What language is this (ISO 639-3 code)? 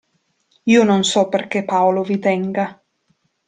ita